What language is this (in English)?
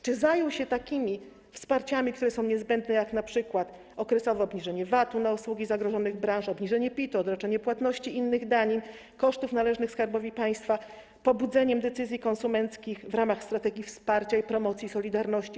Polish